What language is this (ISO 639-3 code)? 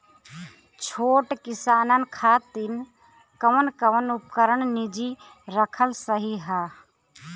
bho